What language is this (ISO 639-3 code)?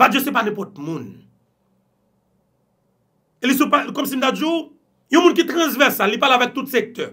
fra